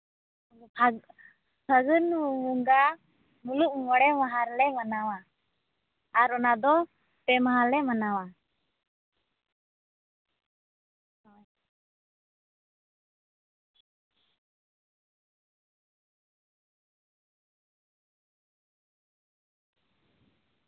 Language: Santali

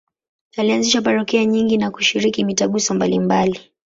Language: Swahili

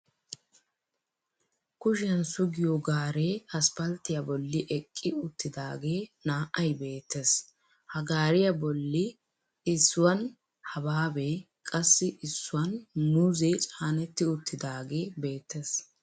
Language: Wolaytta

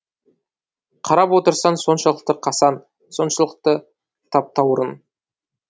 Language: Kazakh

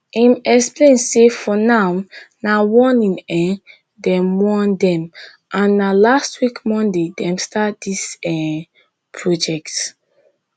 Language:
Nigerian Pidgin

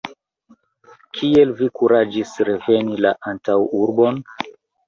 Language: Esperanto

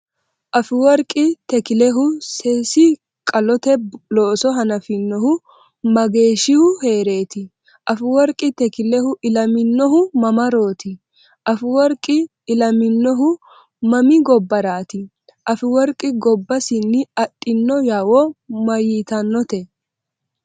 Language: Sidamo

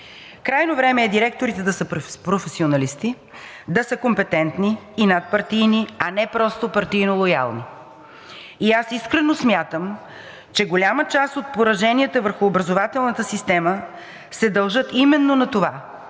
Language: Bulgarian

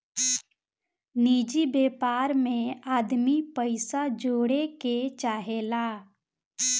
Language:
Bhojpuri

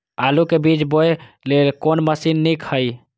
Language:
Maithili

